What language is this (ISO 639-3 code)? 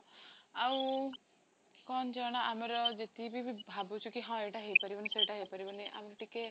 ori